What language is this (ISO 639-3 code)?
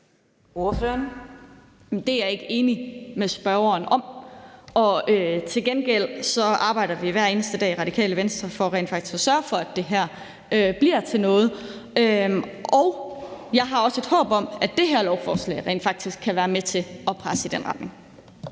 dan